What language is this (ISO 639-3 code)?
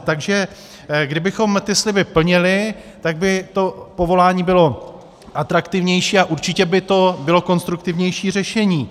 ces